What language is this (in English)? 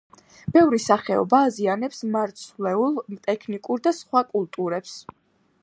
Georgian